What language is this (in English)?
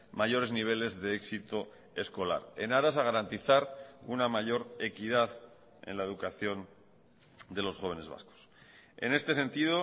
Spanish